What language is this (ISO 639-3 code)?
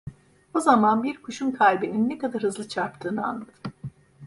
tur